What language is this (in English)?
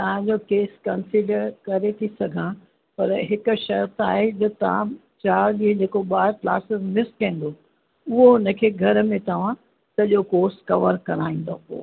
Sindhi